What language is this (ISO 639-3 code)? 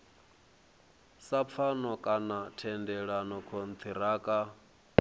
ven